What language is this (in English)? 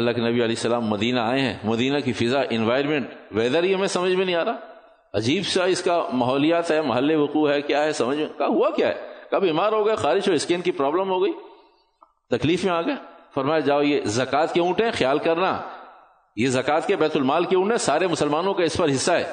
Urdu